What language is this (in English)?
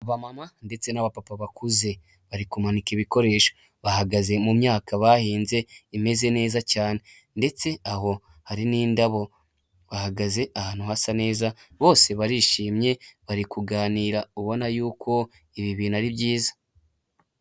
Kinyarwanda